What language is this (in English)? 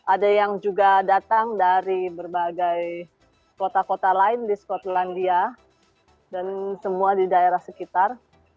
Indonesian